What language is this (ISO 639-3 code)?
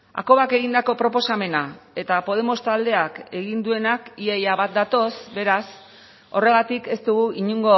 eus